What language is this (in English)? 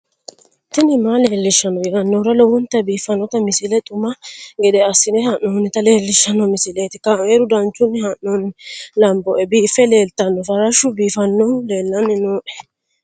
Sidamo